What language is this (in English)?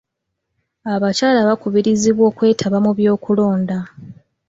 Ganda